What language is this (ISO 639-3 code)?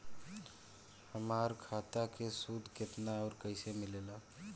bho